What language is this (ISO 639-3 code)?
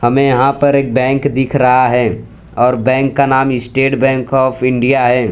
hin